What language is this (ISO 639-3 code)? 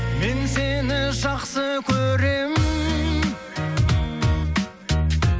kaz